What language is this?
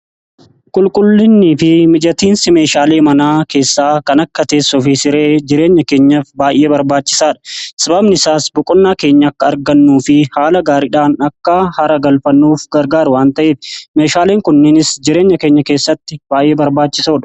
Oromo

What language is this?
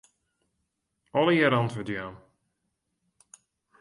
Western Frisian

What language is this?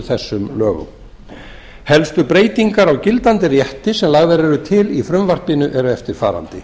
Icelandic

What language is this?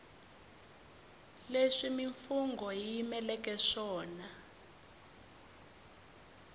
Tsonga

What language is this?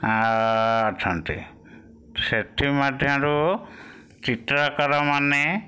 Odia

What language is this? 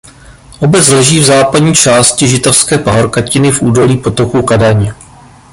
Czech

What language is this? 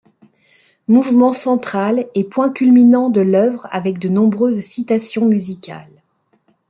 French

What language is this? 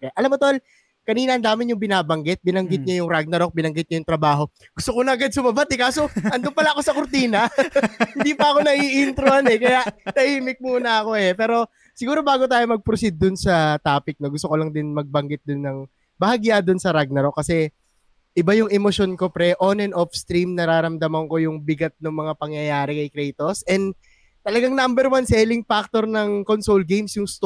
Filipino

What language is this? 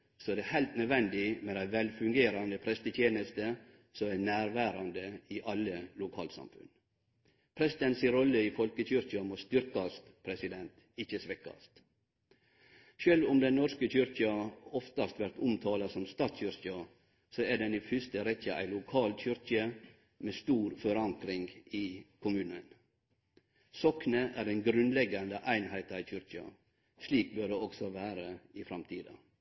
Norwegian Nynorsk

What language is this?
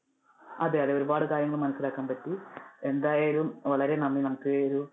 Malayalam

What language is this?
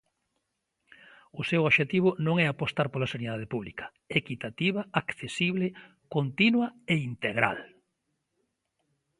Galician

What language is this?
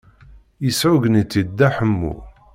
Kabyle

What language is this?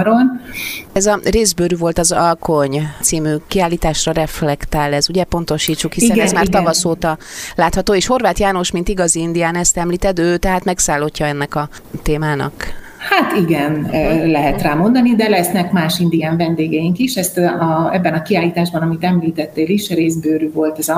Hungarian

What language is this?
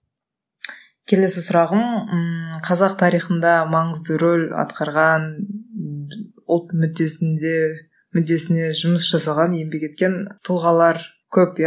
Kazakh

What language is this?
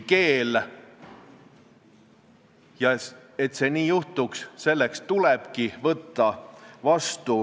Estonian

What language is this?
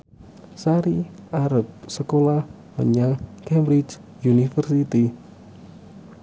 Javanese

